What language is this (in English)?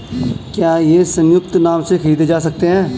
Hindi